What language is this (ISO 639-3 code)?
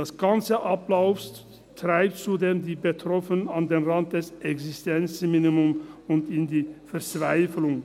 gsw